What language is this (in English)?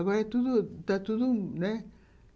Portuguese